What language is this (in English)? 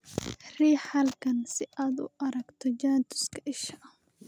Somali